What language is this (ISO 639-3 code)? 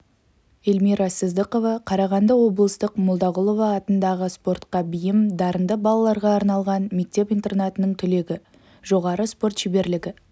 kaz